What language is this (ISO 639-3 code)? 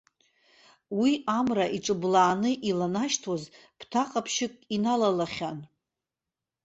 abk